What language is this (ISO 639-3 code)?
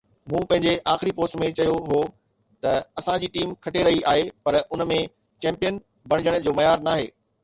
snd